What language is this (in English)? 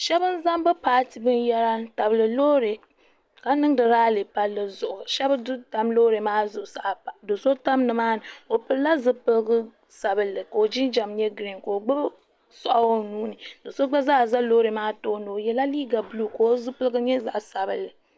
Dagbani